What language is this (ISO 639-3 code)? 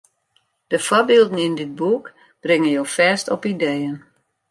fry